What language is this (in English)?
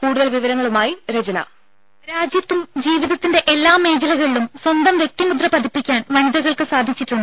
Malayalam